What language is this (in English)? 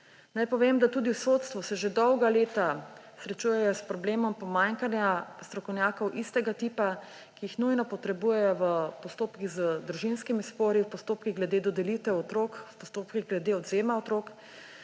Slovenian